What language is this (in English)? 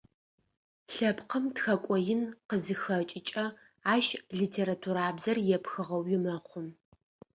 Adyghe